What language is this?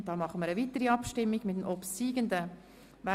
Swiss German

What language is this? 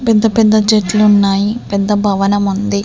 Telugu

